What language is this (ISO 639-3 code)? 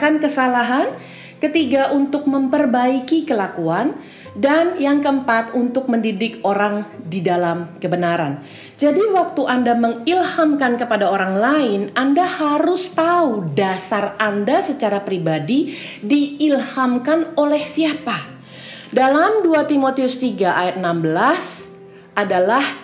ind